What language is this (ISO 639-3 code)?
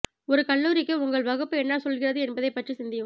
tam